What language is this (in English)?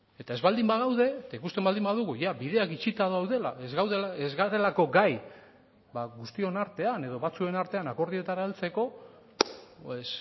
Basque